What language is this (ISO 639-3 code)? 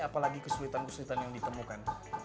ind